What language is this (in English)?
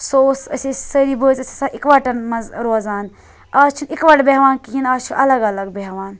Kashmiri